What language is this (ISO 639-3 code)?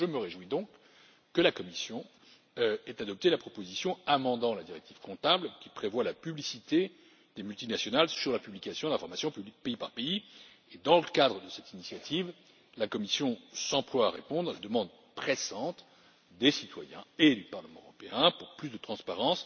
fra